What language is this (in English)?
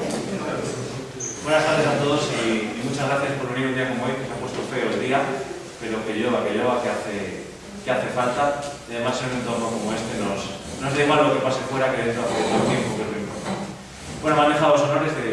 Spanish